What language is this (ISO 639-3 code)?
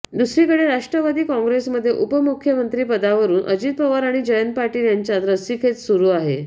mar